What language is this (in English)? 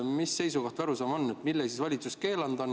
Estonian